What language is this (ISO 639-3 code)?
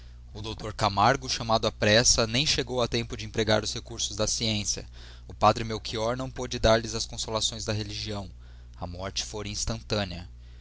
por